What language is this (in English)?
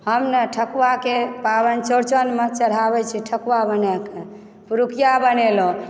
Maithili